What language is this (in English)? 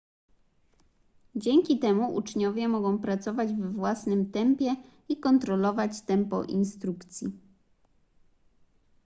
Polish